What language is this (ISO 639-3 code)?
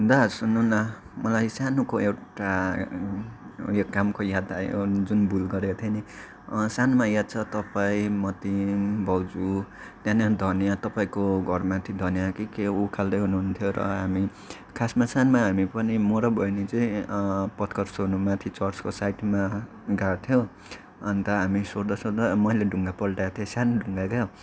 nep